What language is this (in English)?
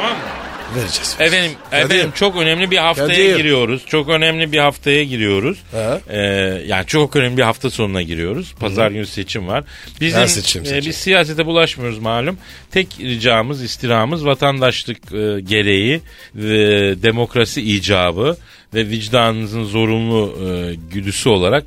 Turkish